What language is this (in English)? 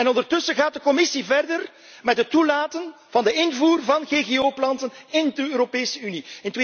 Dutch